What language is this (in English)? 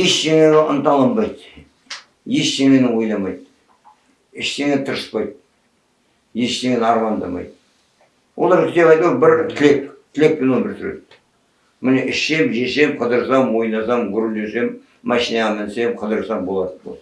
Kazakh